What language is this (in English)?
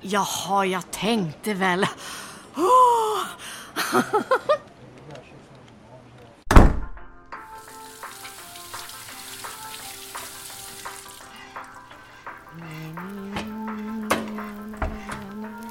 Swedish